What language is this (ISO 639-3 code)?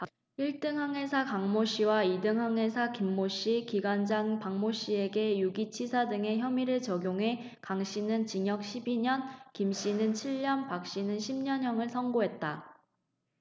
kor